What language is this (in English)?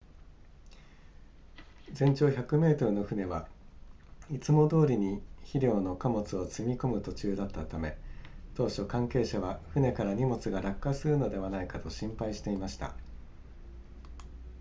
Japanese